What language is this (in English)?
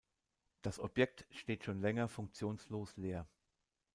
German